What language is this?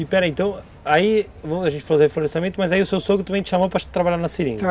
Portuguese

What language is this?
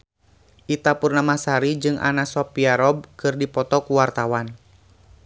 Sundanese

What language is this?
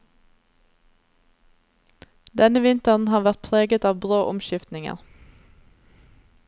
Norwegian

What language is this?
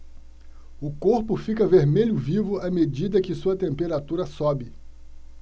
Portuguese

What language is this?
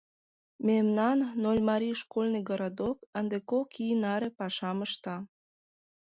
Mari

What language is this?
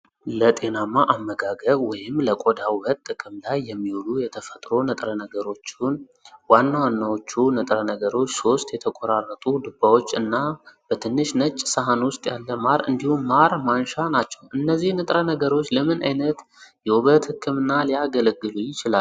Amharic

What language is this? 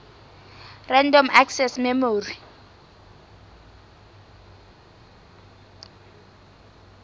Southern Sotho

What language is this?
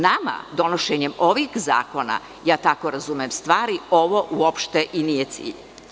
Serbian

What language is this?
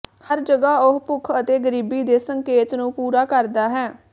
Punjabi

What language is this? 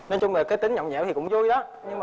Vietnamese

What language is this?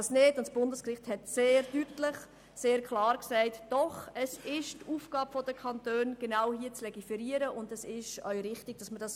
Swiss German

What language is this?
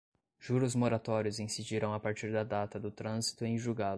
Portuguese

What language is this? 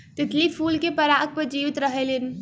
Bhojpuri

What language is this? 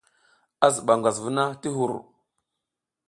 South Giziga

